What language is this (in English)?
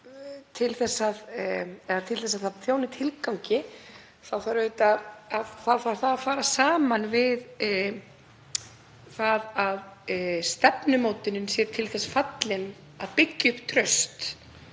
Icelandic